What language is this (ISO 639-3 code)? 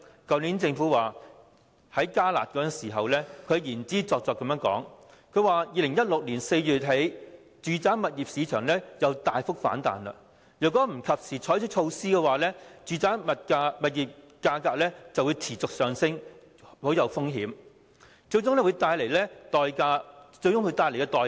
yue